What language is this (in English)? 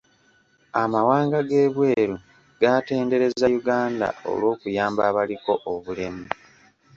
Ganda